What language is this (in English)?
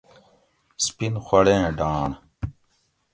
Gawri